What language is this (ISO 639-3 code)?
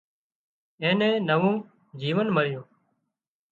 kxp